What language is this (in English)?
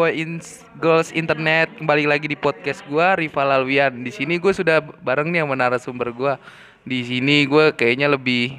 Indonesian